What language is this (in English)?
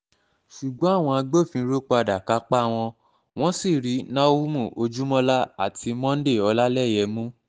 Yoruba